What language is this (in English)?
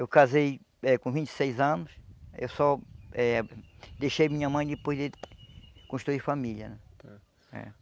Portuguese